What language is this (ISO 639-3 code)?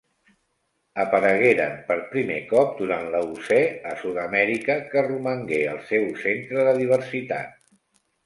cat